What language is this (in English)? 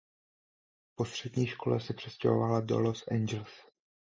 Czech